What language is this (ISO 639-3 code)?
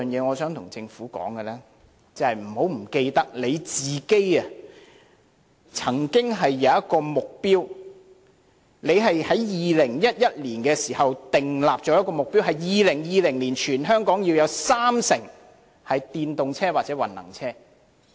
yue